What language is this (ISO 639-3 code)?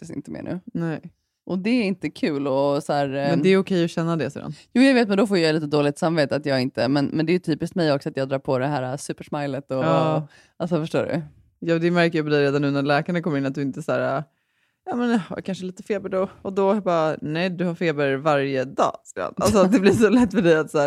swe